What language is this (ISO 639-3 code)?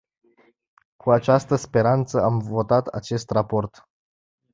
ron